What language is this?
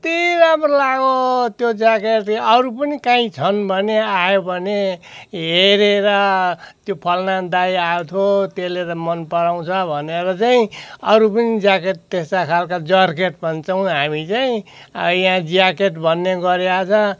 Nepali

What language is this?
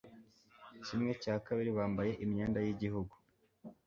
Kinyarwanda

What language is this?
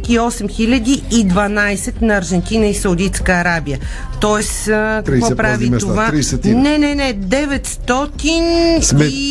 Bulgarian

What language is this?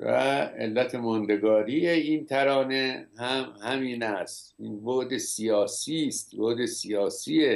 Persian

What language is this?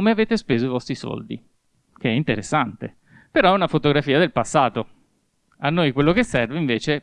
Italian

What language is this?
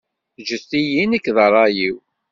Kabyle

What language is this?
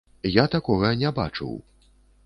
Belarusian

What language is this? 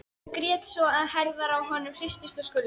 Icelandic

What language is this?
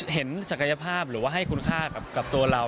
Thai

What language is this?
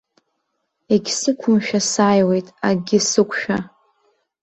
Abkhazian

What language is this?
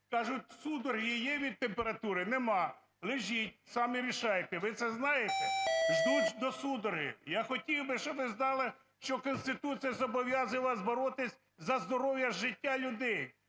Ukrainian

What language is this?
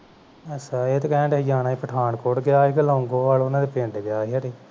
Punjabi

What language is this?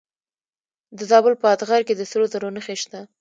Pashto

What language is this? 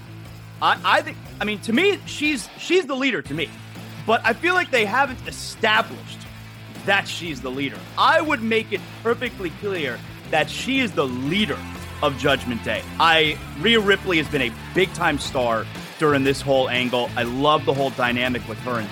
English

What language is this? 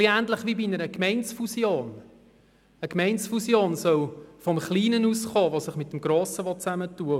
Swiss German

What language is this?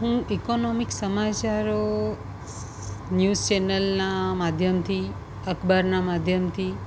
Gujarati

